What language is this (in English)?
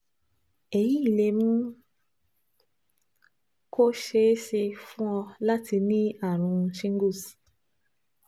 Yoruba